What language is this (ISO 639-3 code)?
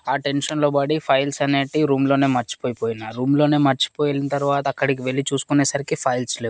tel